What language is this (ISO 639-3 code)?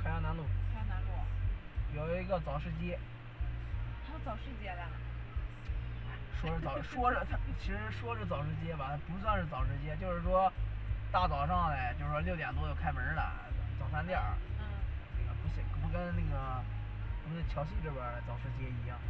zho